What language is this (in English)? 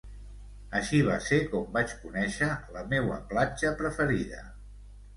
Catalan